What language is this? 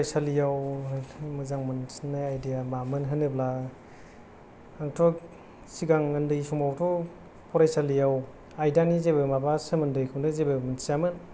Bodo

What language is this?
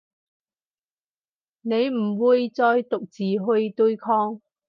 Cantonese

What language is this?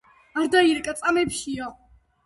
Georgian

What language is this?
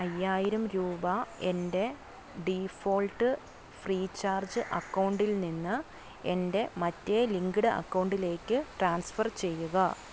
Malayalam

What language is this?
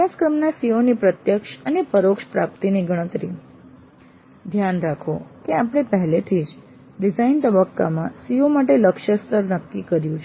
Gujarati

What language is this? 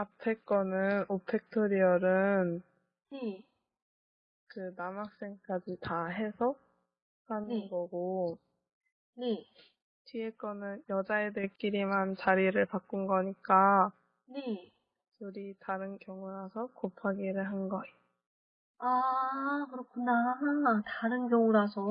Korean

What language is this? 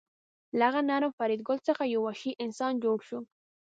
Pashto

